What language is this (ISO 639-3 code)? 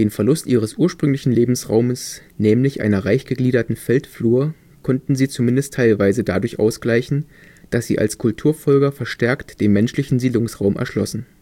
deu